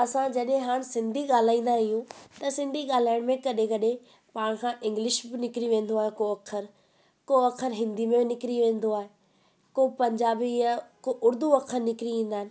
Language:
Sindhi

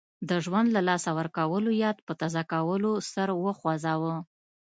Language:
Pashto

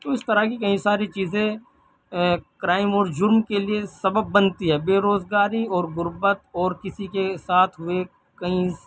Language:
Urdu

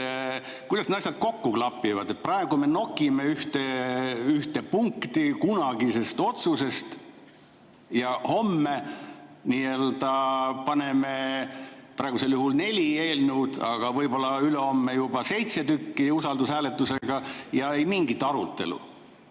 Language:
Estonian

